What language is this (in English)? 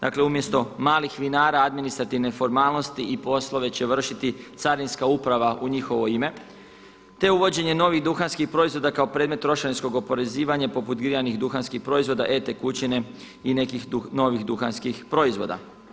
Croatian